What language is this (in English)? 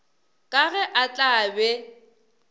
Northern Sotho